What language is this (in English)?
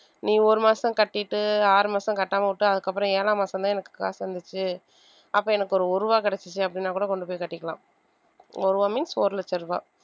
Tamil